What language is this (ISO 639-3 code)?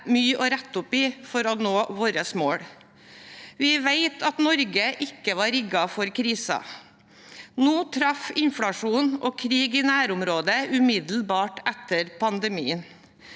nor